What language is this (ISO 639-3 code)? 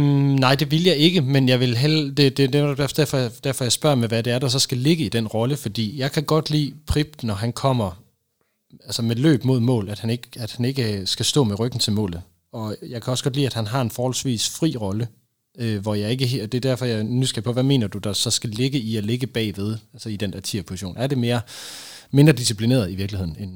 dan